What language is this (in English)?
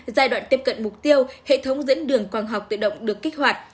Vietnamese